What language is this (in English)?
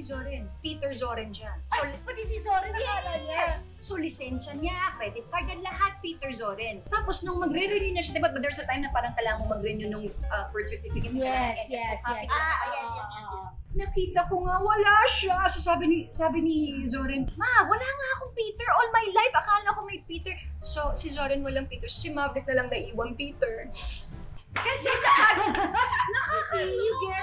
Filipino